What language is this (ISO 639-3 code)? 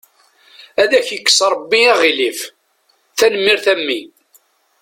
kab